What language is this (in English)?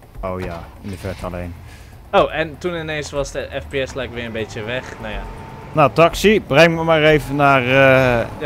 Dutch